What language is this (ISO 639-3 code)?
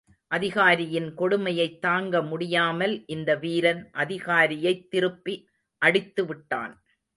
tam